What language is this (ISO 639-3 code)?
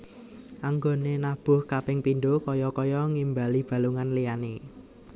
jav